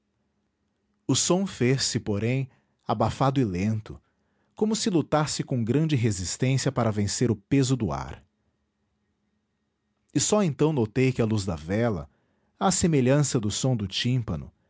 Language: Portuguese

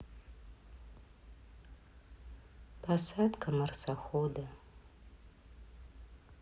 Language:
Russian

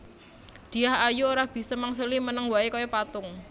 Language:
Javanese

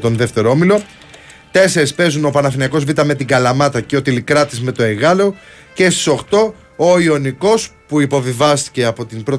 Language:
Greek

